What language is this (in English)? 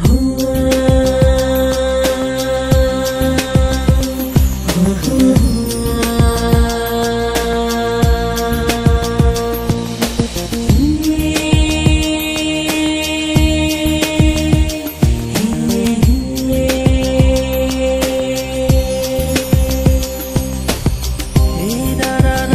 Russian